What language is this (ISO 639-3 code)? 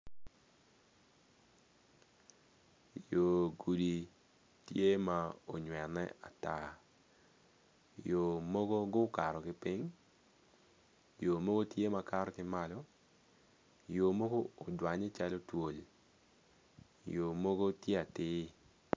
ach